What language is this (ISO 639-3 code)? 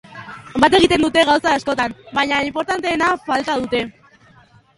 eus